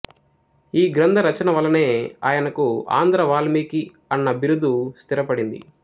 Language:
Telugu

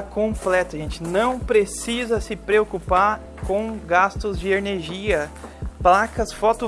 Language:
Portuguese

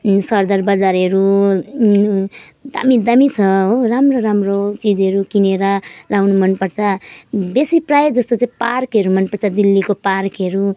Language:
Nepali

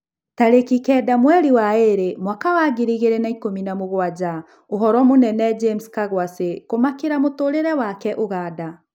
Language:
Kikuyu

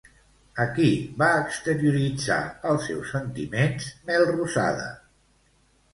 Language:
Catalan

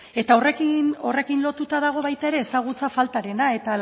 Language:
Basque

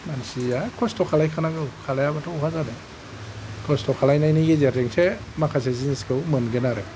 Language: Bodo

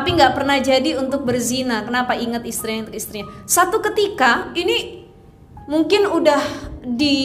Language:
Indonesian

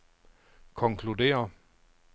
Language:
Danish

